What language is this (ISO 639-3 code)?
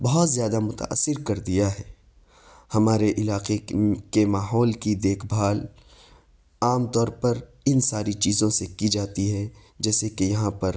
urd